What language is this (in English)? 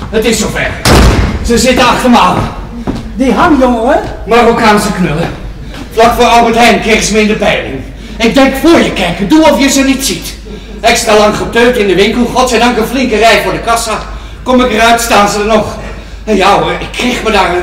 Dutch